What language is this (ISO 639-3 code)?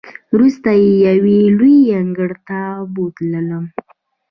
pus